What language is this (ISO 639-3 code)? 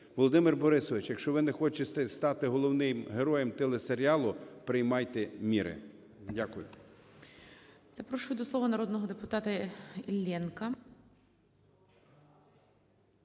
ukr